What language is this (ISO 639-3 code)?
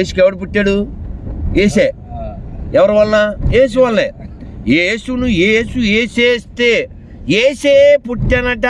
tel